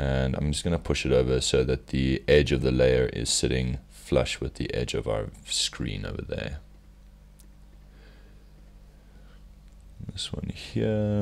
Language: English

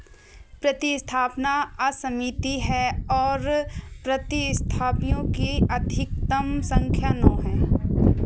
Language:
Hindi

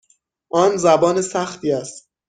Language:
Persian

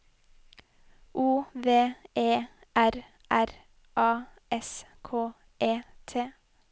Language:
Norwegian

